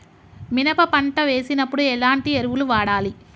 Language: Telugu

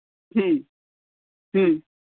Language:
Santali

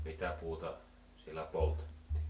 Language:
Finnish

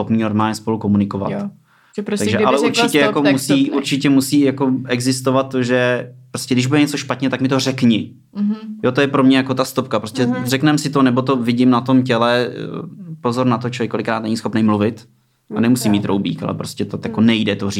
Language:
Czech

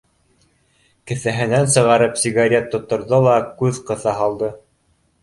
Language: Bashkir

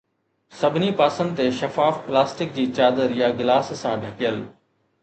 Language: Sindhi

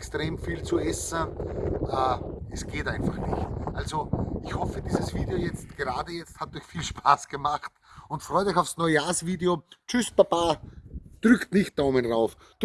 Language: German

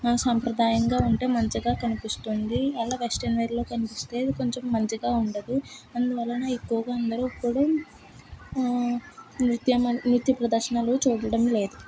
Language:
Telugu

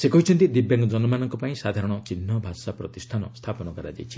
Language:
Odia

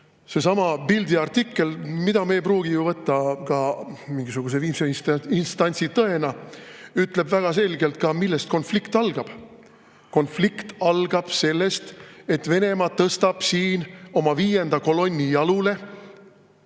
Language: Estonian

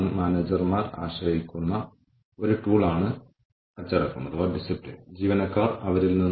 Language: Malayalam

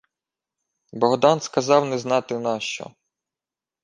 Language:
Ukrainian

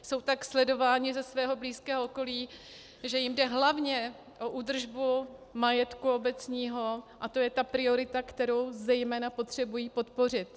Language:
Czech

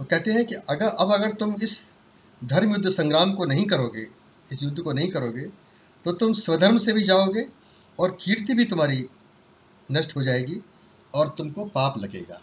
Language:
Hindi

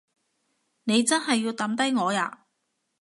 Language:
Cantonese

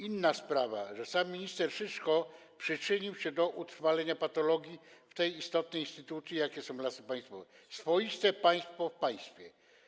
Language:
Polish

